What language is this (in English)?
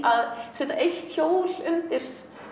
Icelandic